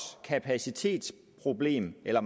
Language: Danish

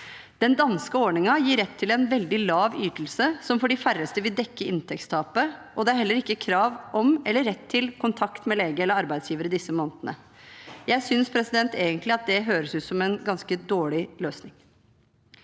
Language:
Norwegian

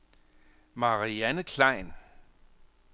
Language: Danish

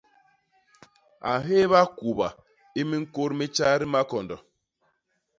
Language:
Basaa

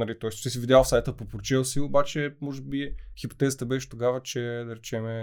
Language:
Bulgarian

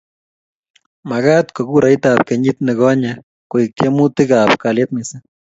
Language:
Kalenjin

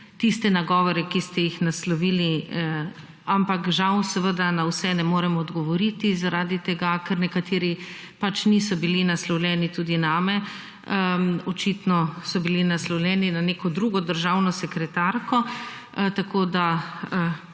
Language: Slovenian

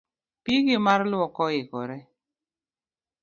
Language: Luo (Kenya and Tanzania)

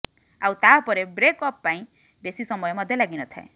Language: Odia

